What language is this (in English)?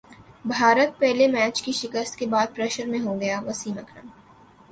Urdu